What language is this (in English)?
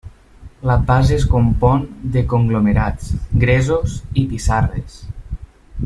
Catalan